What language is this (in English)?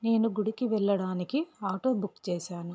Telugu